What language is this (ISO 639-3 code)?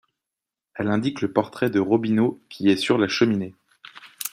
fra